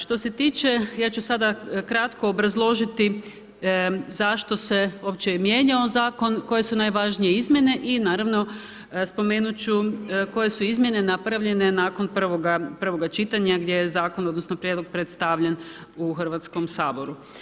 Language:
Croatian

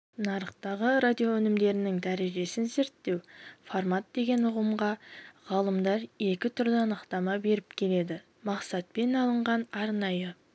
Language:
Kazakh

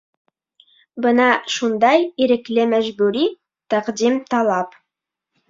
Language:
Bashkir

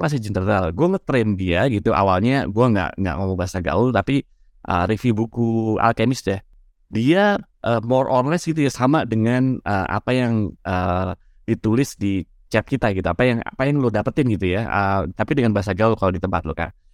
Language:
Indonesian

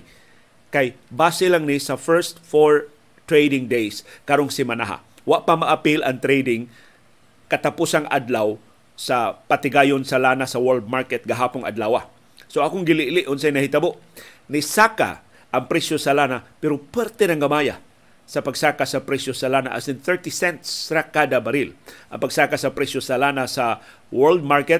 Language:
Filipino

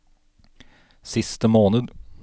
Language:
Norwegian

